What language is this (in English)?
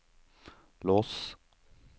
Norwegian